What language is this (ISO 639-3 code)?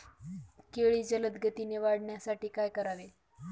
mar